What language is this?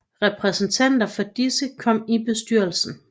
Danish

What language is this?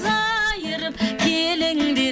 Kazakh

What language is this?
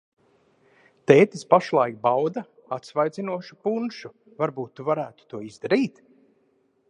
Latvian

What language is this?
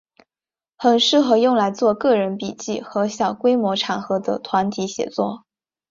Chinese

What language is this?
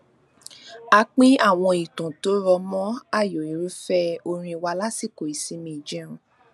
Yoruba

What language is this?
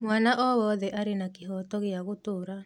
Kikuyu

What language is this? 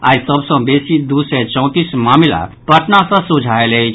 Maithili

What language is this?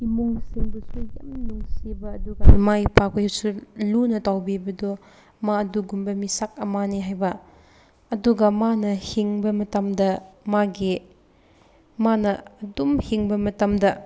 Manipuri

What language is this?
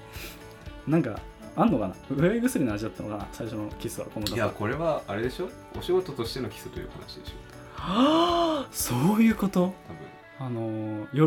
Japanese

